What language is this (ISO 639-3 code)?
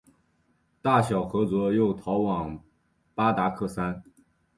zho